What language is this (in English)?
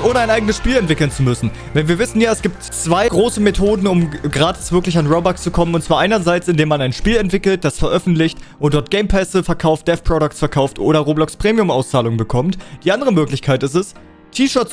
German